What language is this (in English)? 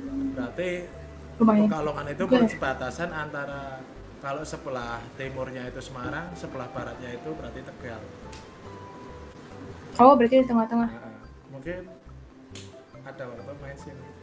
Indonesian